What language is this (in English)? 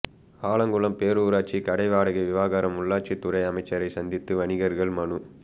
Tamil